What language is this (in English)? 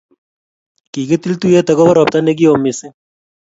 Kalenjin